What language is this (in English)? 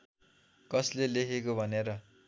Nepali